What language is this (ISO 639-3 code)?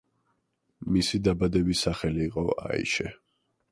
kat